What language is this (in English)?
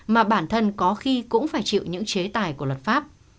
Vietnamese